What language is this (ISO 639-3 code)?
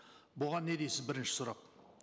kaz